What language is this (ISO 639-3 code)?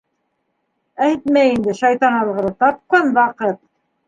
bak